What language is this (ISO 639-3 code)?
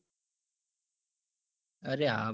guj